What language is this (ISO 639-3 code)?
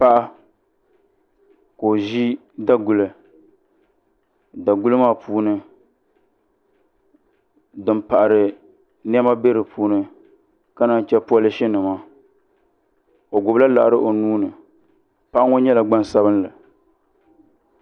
dag